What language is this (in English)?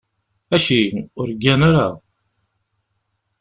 Kabyle